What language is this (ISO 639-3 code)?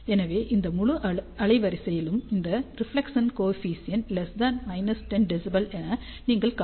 tam